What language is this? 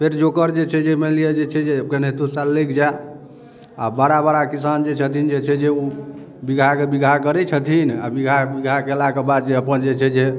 Maithili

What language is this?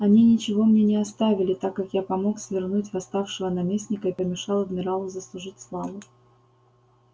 Russian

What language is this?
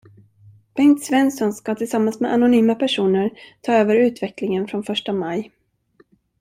Swedish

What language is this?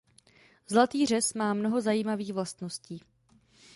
Czech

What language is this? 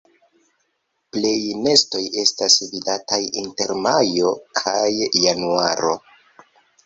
Esperanto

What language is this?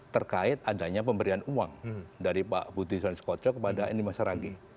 Indonesian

